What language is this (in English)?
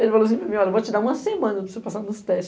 Portuguese